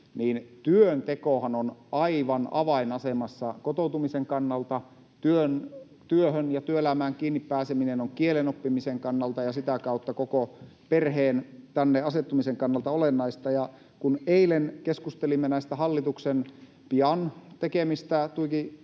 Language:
Finnish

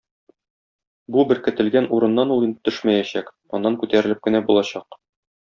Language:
Tatar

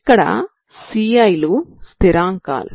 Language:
Telugu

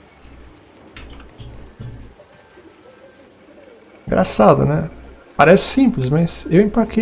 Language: Portuguese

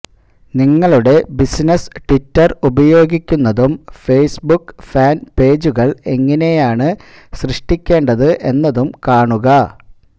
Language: Malayalam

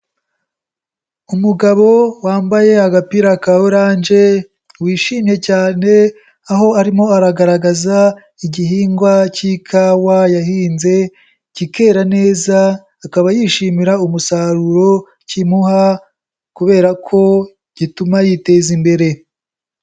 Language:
Kinyarwanda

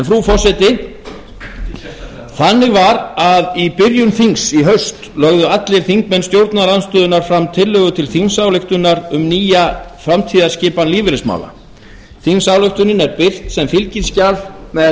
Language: Icelandic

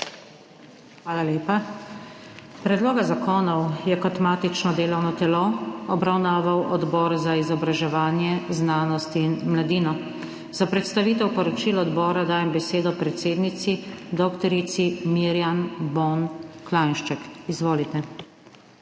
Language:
Slovenian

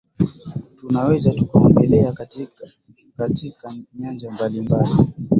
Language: Swahili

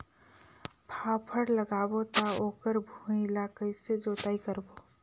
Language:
Chhattisgarhi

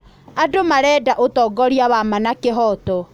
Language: Kikuyu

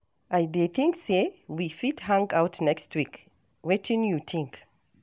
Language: Nigerian Pidgin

